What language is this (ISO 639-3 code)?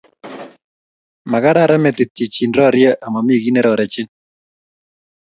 kln